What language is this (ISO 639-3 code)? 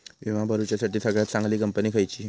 mar